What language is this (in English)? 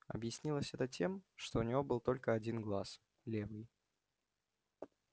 Russian